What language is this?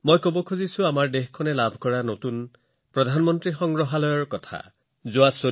Assamese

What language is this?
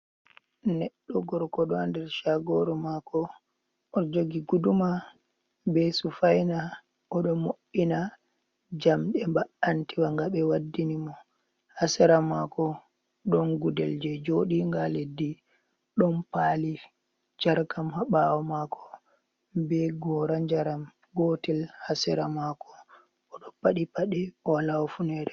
Fula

